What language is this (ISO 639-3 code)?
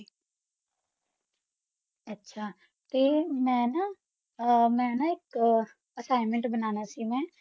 pan